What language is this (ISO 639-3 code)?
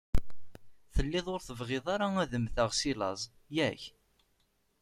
kab